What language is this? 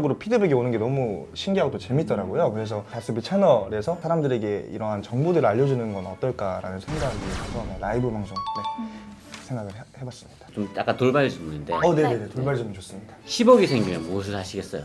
Korean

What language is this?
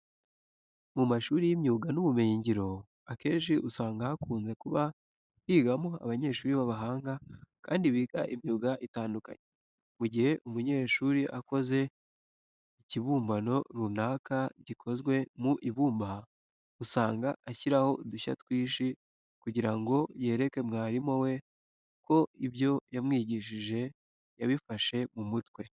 Kinyarwanda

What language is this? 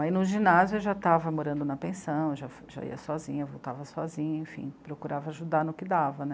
Portuguese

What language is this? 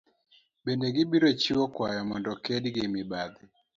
Luo (Kenya and Tanzania)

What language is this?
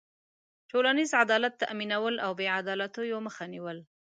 Pashto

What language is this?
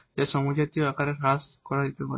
Bangla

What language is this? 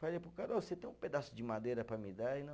Portuguese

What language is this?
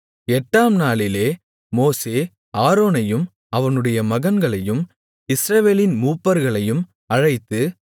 Tamil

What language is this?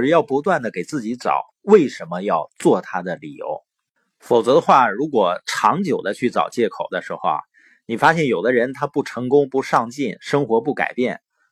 Chinese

